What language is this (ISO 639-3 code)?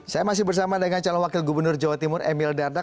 ind